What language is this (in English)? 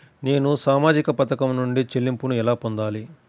Telugu